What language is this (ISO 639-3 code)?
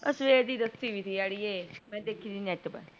pan